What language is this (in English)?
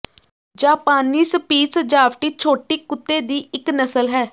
Punjabi